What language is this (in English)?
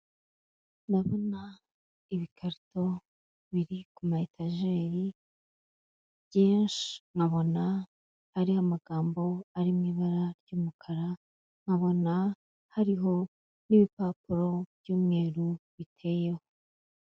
Kinyarwanda